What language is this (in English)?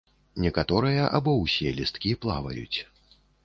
Belarusian